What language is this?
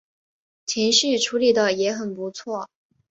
Chinese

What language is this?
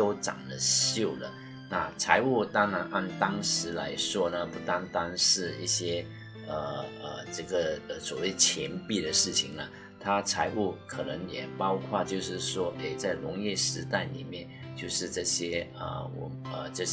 Chinese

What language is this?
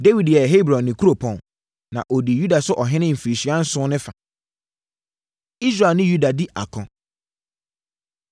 Akan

